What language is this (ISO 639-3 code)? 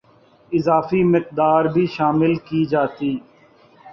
urd